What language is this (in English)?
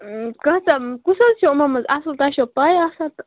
Kashmiri